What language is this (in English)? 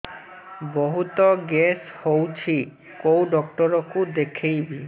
Odia